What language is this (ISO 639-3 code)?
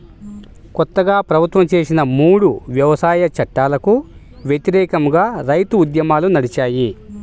tel